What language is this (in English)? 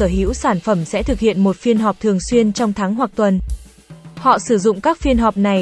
Vietnamese